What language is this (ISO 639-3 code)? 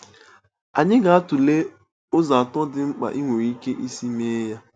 ibo